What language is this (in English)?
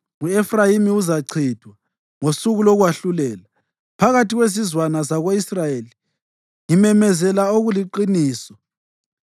North Ndebele